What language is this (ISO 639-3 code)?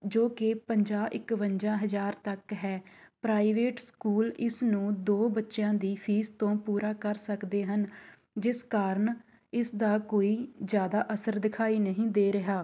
pan